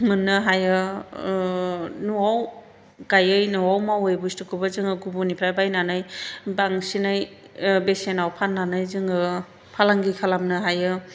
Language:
Bodo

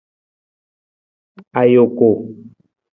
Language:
Nawdm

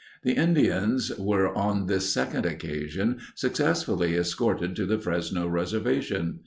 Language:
English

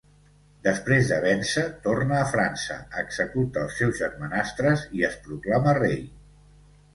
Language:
Catalan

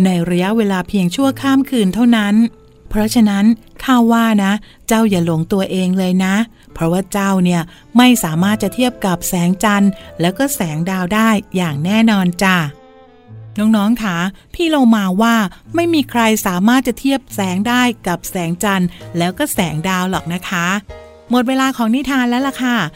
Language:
Thai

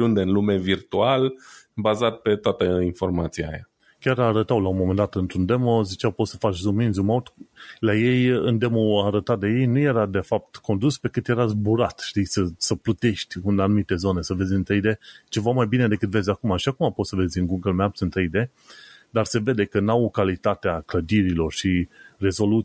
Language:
Romanian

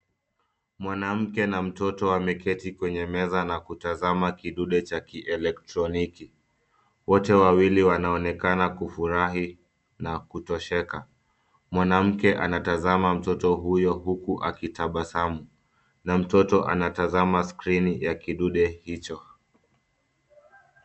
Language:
Swahili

